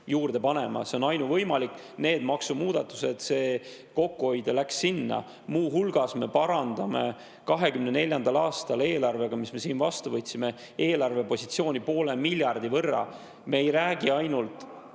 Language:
Estonian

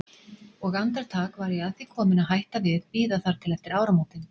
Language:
Icelandic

